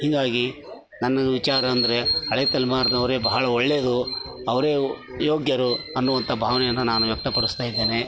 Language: Kannada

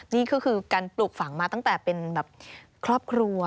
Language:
Thai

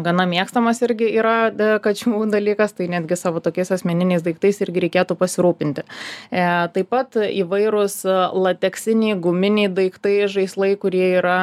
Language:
Lithuanian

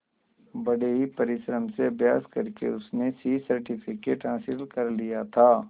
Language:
Hindi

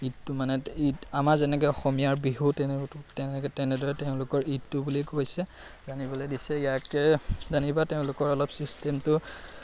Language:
Assamese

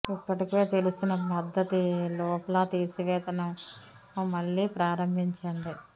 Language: Telugu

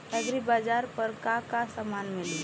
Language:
Bhojpuri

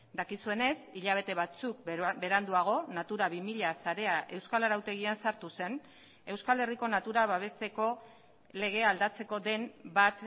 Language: Basque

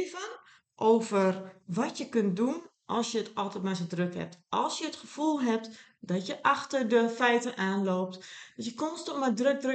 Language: Dutch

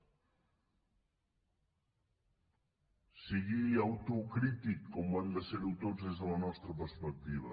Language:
Catalan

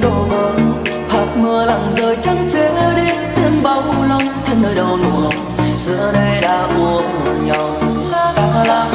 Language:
Vietnamese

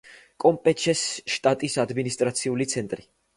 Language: Georgian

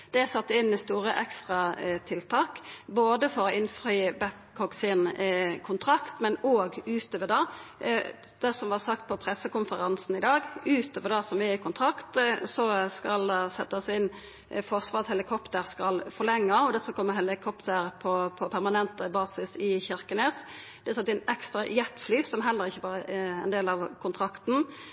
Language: Norwegian Nynorsk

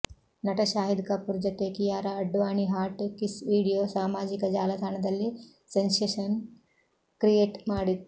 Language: Kannada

